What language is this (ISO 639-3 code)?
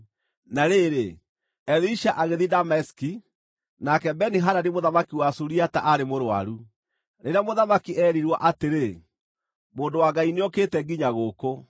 kik